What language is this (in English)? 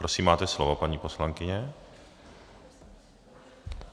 Czech